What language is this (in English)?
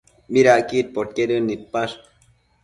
Matsés